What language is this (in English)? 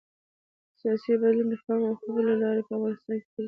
Pashto